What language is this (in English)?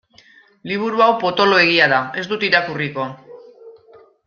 Basque